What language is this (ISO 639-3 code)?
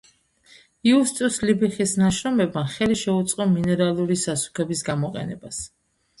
kat